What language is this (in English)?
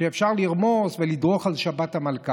Hebrew